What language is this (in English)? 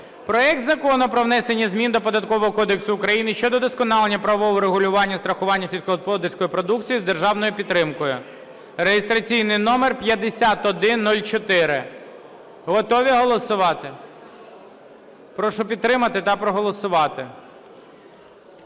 Ukrainian